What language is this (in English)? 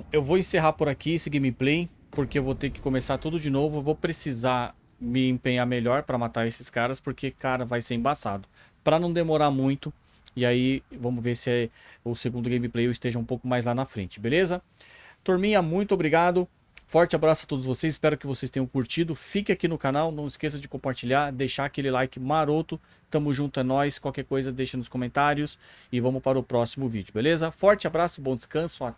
Portuguese